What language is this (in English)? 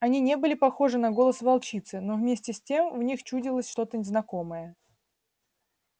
Russian